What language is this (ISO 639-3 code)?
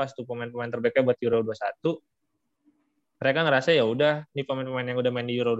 ind